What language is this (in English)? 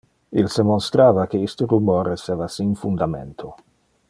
Interlingua